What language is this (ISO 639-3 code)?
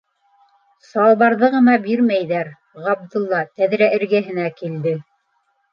bak